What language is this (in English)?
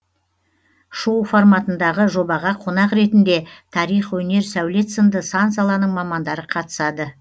Kazakh